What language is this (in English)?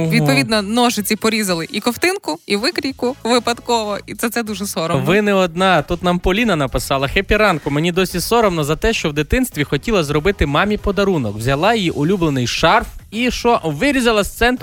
Ukrainian